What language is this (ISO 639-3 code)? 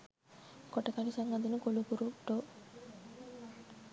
sin